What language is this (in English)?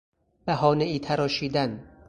Persian